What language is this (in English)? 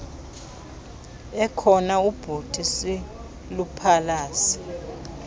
Xhosa